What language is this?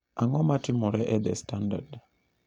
Luo (Kenya and Tanzania)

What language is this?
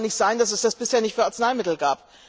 German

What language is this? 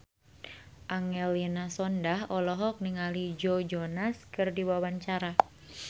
Sundanese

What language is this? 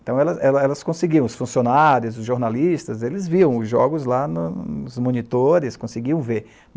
Portuguese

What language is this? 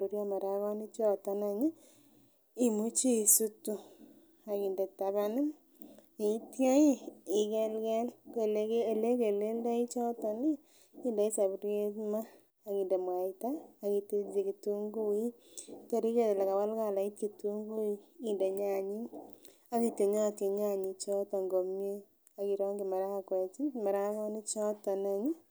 Kalenjin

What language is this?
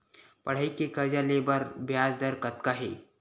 Chhattisgarhi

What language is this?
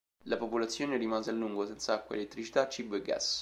Italian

